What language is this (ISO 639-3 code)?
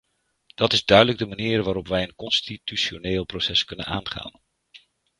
nld